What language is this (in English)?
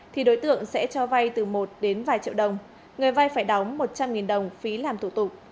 Vietnamese